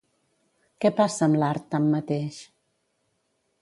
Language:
Catalan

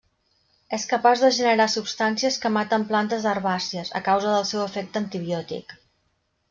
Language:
Catalan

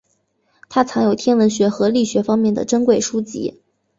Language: Chinese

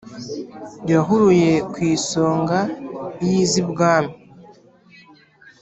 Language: Kinyarwanda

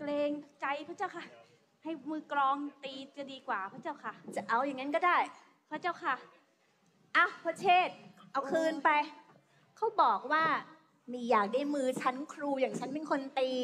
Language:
Thai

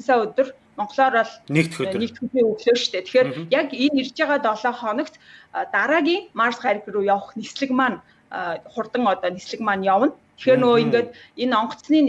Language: French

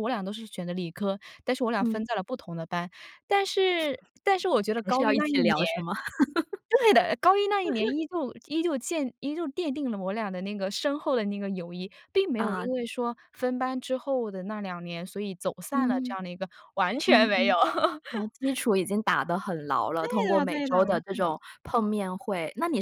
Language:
Chinese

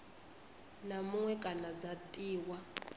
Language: Venda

